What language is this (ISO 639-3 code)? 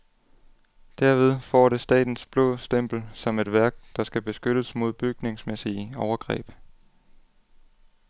dan